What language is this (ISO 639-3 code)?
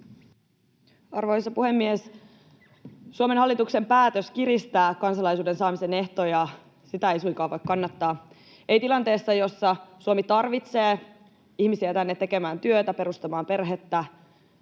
fin